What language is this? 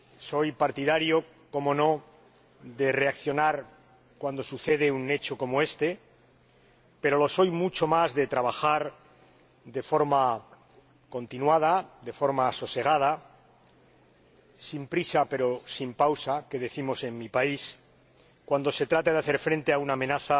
Spanish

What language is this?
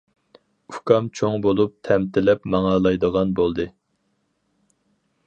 Uyghur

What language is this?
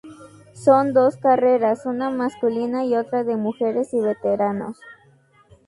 Spanish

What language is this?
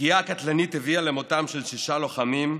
Hebrew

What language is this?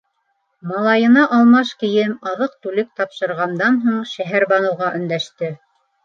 Bashkir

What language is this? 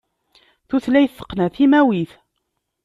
Kabyle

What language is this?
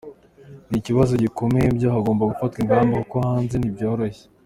Kinyarwanda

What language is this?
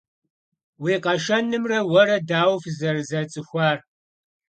Kabardian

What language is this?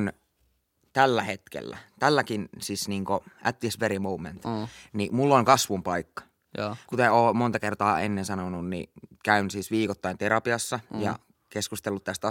Finnish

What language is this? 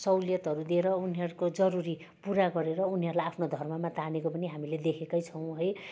Nepali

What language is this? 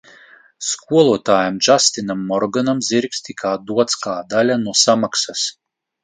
Latvian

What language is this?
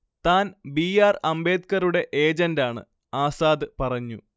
Malayalam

